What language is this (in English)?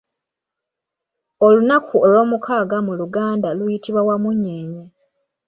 Ganda